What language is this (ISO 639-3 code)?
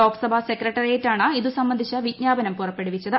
mal